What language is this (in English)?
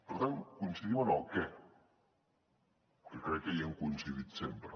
Catalan